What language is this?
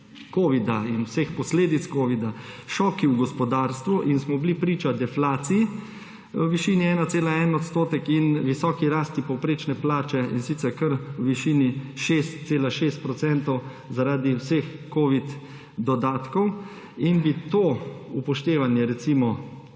Slovenian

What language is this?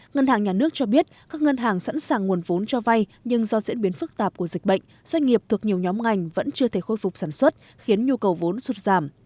Vietnamese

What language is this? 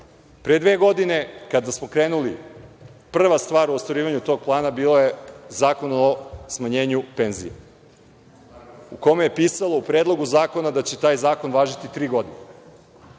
Serbian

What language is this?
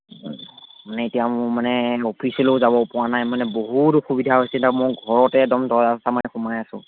Assamese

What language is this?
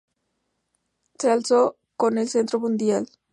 Spanish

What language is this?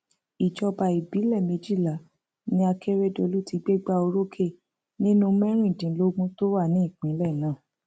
Yoruba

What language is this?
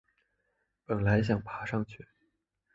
Chinese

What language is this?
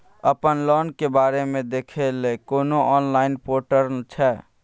Maithili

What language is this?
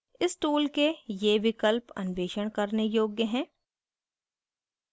Hindi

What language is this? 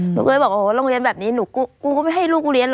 Thai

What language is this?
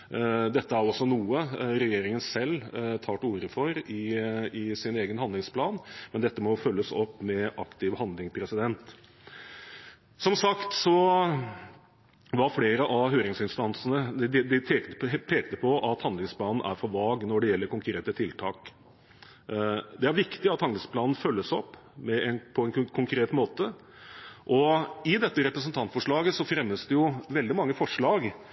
Norwegian Bokmål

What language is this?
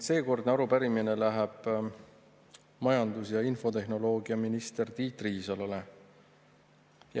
Estonian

